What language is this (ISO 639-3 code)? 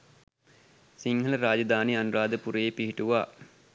sin